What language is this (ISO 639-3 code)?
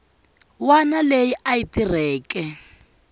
tso